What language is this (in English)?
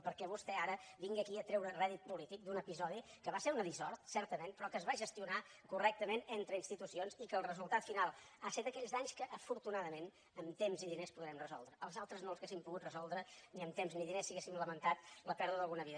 Catalan